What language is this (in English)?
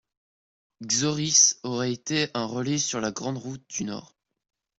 French